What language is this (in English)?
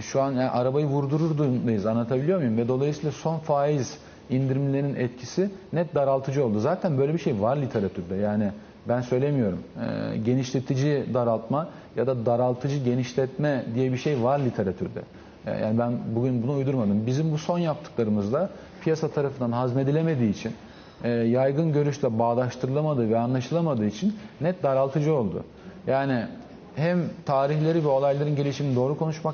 Turkish